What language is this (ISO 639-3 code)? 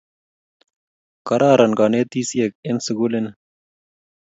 kln